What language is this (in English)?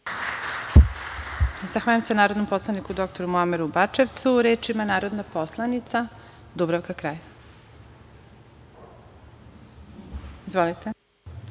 Serbian